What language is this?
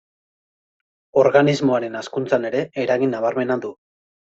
Basque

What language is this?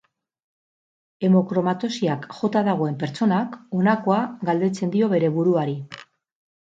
Basque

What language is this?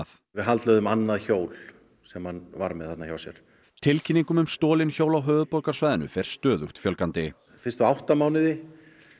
Icelandic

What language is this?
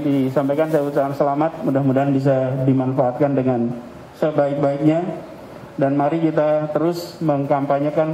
Indonesian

